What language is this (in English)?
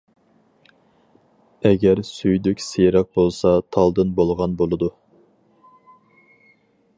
Uyghur